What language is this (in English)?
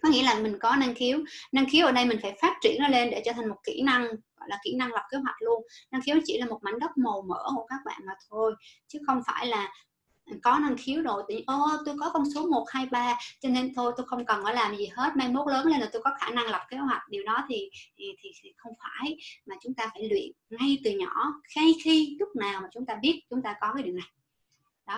Vietnamese